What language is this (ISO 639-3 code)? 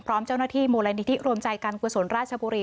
tha